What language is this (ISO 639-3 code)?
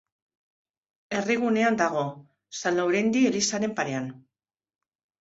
eus